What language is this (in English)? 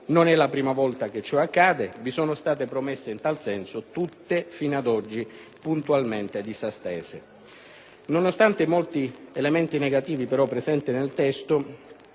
Italian